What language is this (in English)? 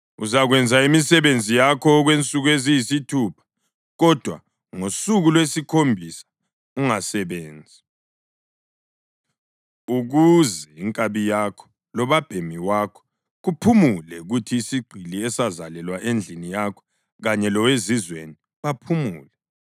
North Ndebele